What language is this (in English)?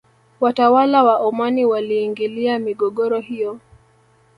Swahili